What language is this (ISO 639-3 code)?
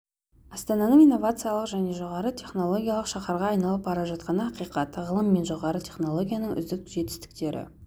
kaz